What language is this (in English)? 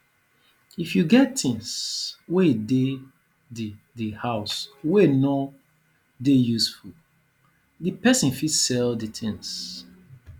Nigerian Pidgin